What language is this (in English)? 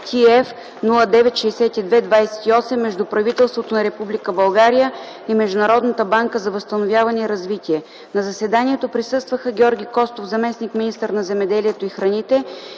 Bulgarian